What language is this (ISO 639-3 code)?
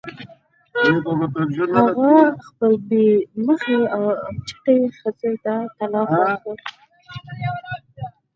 pus